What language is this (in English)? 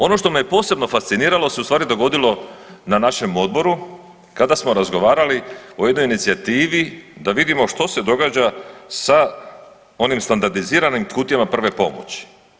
Croatian